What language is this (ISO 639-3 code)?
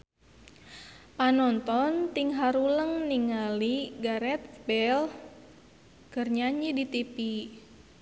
sun